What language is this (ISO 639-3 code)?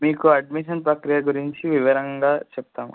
tel